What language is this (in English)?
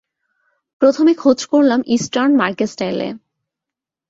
Bangla